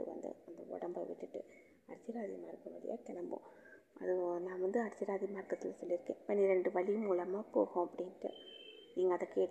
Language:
Tamil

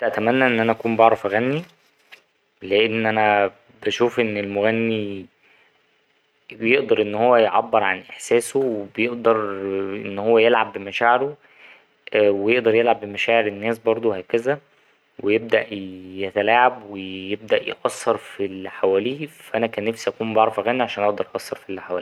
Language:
Egyptian Arabic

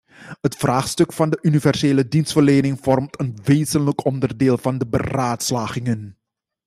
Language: Dutch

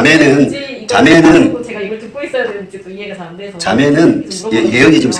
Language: Korean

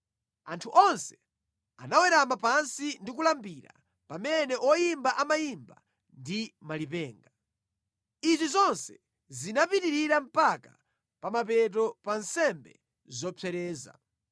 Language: Nyanja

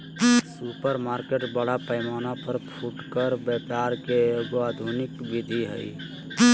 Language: Magahi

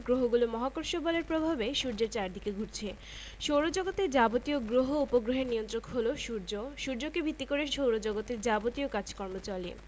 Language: Bangla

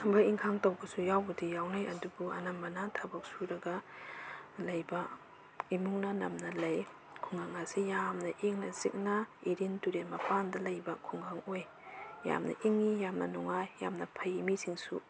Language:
Manipuri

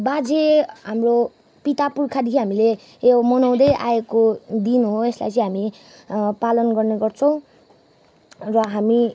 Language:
Nepali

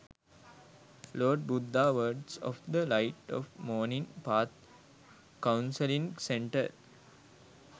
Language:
Sinhala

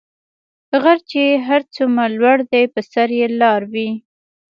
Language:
Pashto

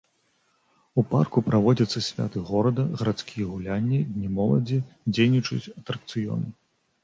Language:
Belarusian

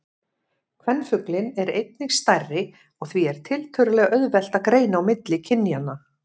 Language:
Icelandic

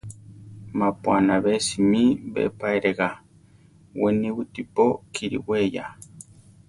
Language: Central Tarahumara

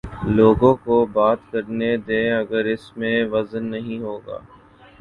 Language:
Urdu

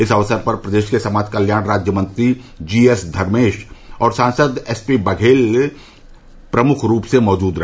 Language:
Hindi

